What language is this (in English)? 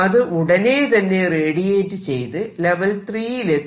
Malayalam